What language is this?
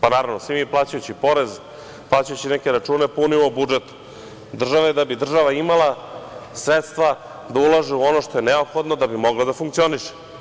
Serbian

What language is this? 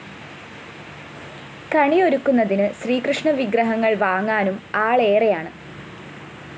Malayalam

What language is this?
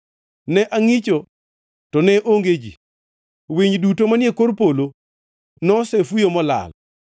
Luo (Kenya and Tanzania)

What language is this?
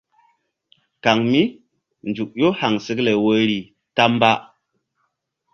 Mbum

